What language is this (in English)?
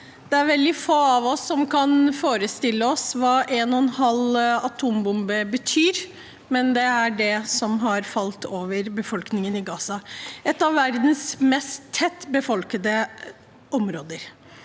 Norwegian